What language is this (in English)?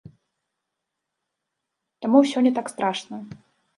Belarusian